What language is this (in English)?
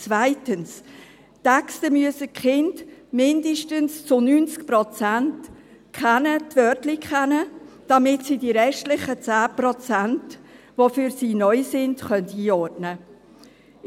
Swiss German